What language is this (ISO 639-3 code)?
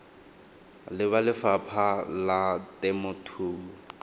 tsn